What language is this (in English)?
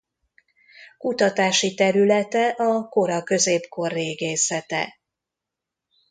Hungarian